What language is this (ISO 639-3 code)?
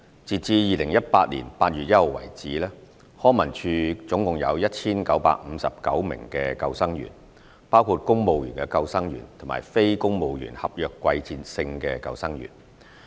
yue